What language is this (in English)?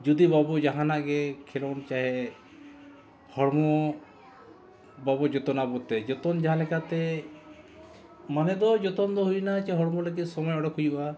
Santali